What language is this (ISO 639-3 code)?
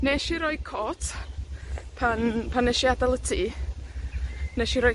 cym